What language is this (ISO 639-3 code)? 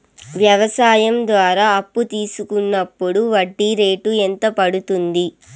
tel